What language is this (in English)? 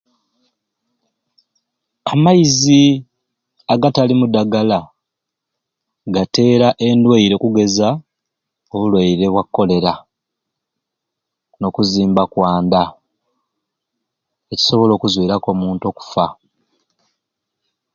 Ruuli